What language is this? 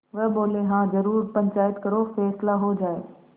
Hindi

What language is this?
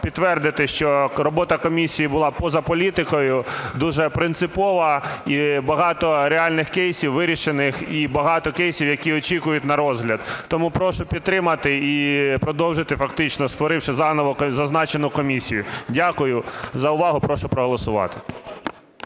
Ukrainian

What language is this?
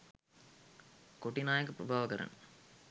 Sinhala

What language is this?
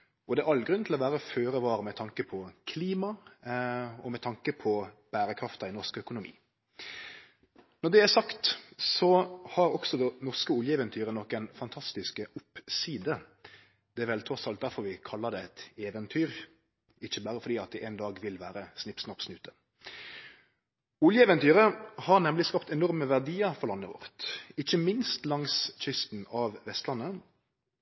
Norwegian Nynorsk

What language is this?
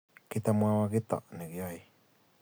Kalenjin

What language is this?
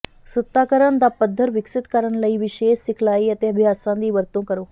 Punjabi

